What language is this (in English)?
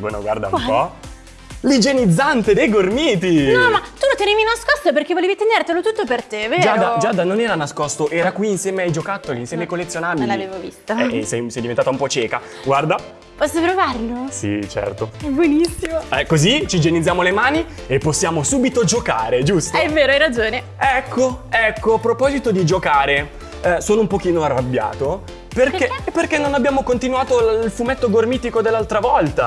Italian